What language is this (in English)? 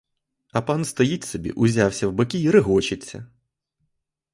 Ukrainian